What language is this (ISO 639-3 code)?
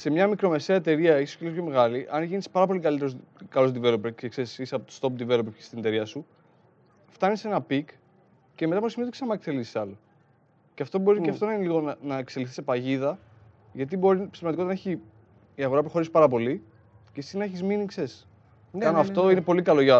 ell